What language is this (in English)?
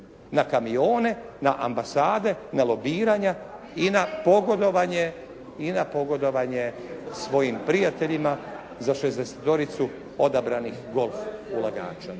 Croatian